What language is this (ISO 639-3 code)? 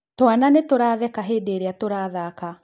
kik